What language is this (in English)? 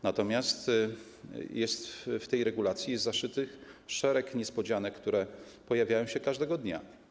Polish